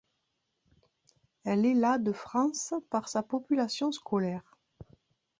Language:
French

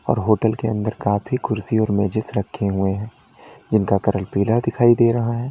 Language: Hindi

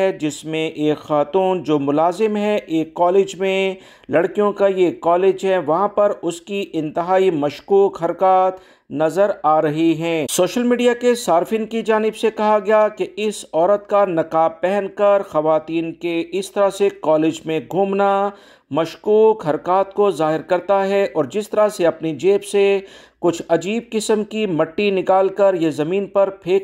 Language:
Hindi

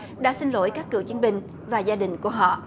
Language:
Vietnamese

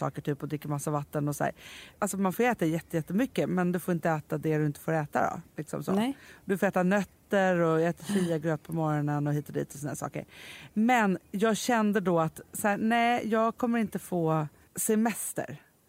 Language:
Swedish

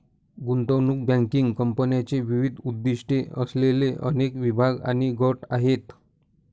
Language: Marathi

